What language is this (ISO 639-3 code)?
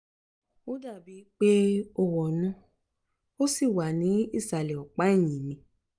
yor